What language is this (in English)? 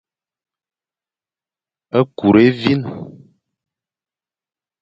Fang